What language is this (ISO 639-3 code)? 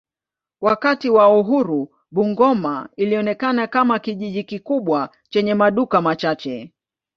swa